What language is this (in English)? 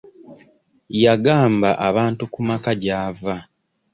Ganda